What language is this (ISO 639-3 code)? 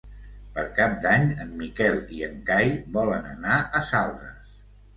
cat